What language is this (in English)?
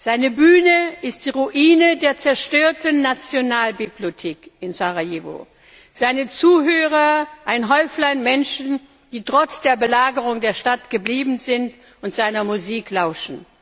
German